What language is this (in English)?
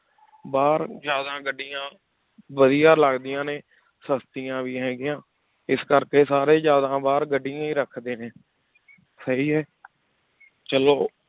Punjabi